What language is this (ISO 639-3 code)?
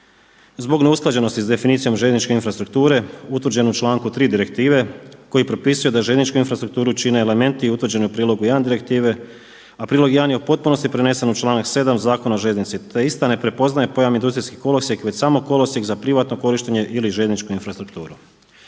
hrv